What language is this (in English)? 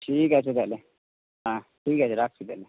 Bangla